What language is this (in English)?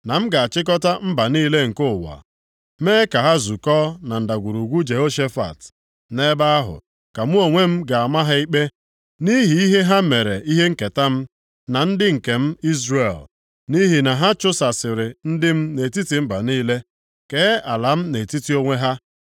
Igbo